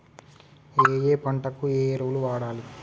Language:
Telugu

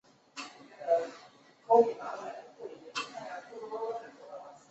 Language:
Chinese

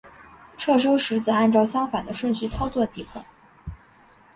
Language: Chinese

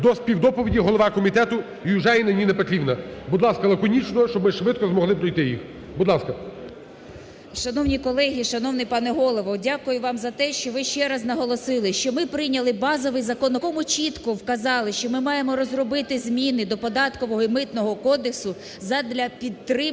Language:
Ukrainian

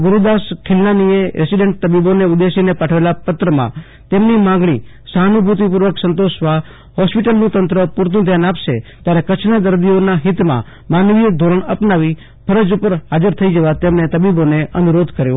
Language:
Gujarati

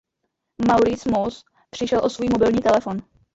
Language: Czech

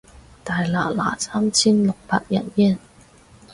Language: Cantonese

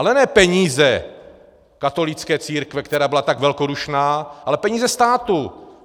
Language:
Czech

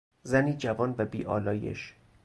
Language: Persian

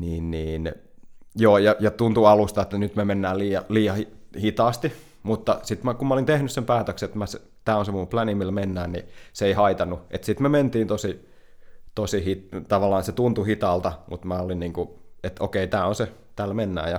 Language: Finnish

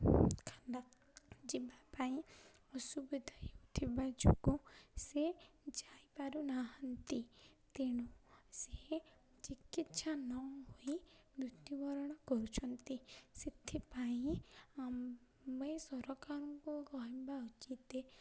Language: Odia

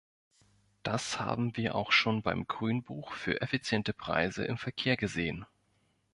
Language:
German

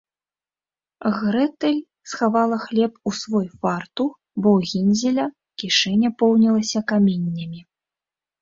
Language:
Belarusian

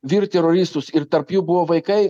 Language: Lithuanian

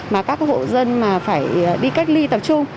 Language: Vietnamese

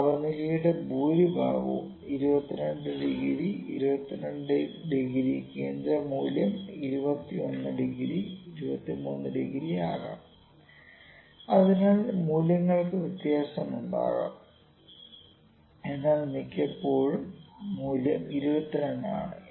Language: Malayalam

